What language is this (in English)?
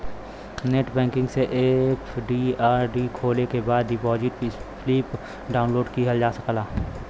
Bhojpuri